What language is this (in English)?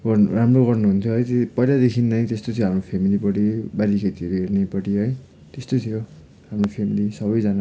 Nepali